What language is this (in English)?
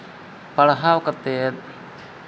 Santali